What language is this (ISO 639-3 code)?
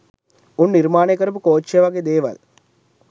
sin